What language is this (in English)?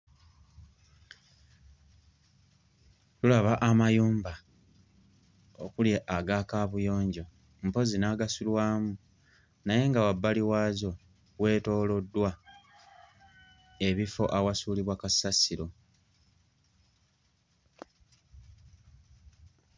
Ganda